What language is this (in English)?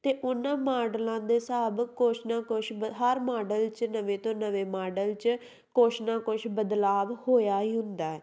Punjabi